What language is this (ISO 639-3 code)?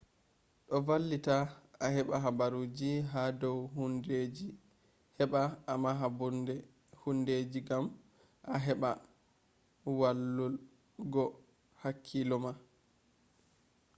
ful